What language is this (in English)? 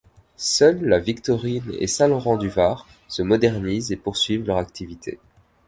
French